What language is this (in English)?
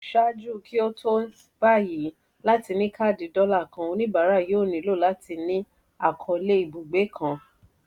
Yoruba